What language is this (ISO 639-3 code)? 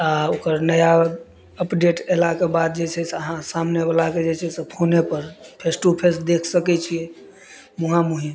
mai